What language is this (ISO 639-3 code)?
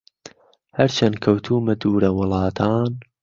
ckb